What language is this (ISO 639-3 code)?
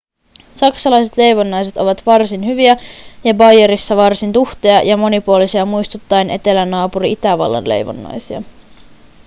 fin